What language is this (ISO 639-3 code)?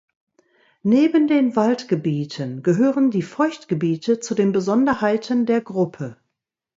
deu